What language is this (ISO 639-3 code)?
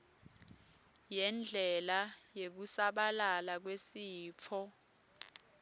ssw